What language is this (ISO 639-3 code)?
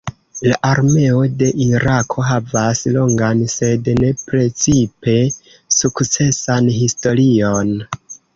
epo